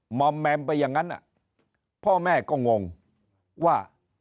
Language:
Thai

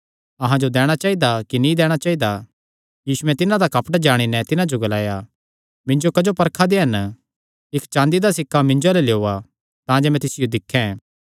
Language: Kangri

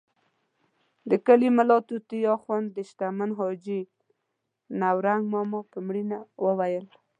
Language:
Pashto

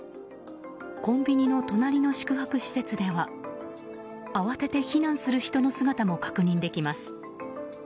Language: Japanese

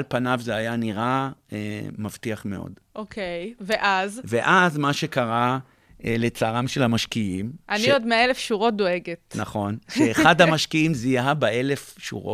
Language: Hebrew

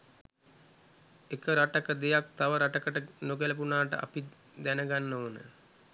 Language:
Sinhala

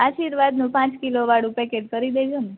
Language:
Gujarati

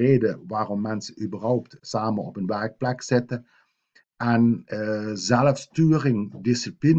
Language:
Dutch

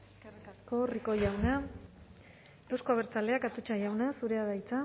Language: Basque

